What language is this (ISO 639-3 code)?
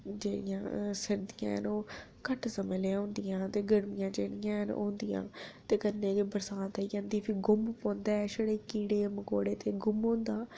doi